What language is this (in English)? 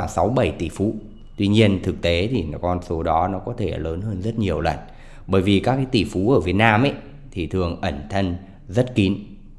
Vietnamese